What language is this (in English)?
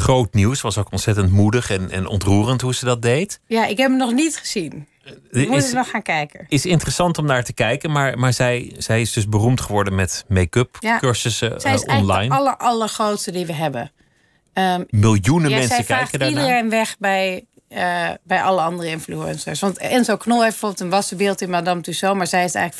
Dutch